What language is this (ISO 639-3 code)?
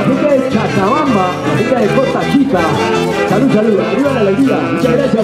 spa